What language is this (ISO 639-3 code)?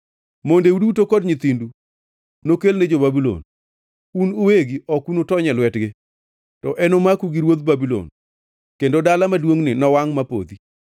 luo